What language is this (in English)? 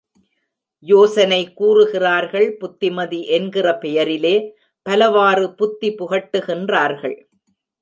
Tamil